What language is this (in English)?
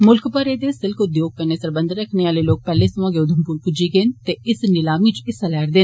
Dogri